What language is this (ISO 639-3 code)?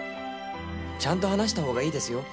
jpn